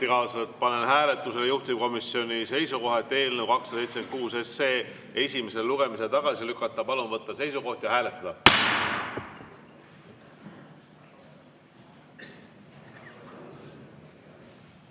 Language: Estonian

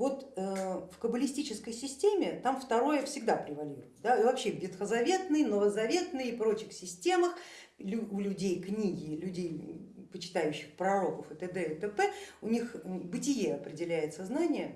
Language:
Russian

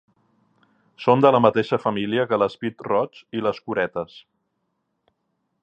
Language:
Catalan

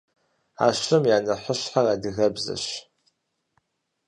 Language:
Kabardian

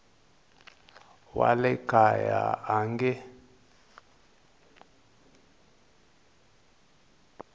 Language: Tsonga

